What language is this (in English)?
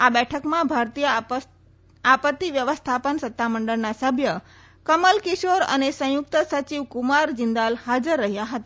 Gujarati